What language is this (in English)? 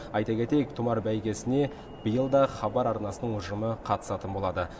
Kazakh